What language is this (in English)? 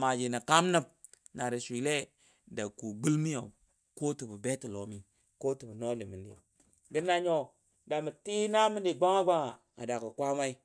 Dadiya